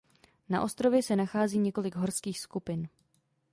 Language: Czech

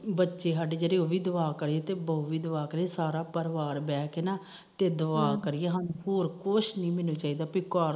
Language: Punjabi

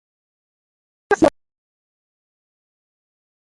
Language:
Tamil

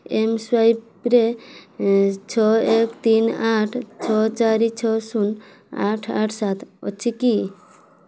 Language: Odia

